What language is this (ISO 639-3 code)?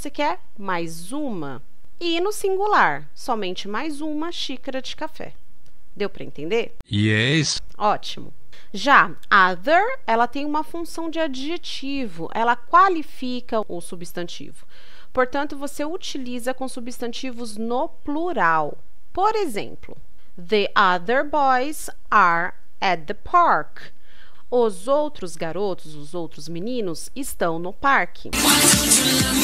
por